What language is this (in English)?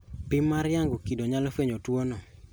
Luo (Kenya and Tanzania)